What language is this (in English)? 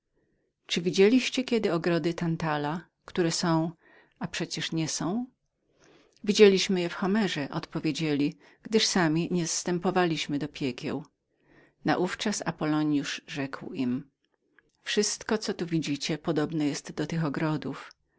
Polish